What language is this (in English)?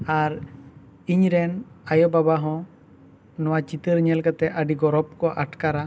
Santali